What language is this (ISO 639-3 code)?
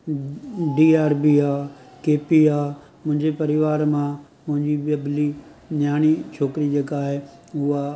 snd